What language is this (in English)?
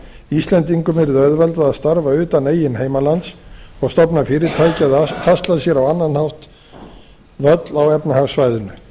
Icelandic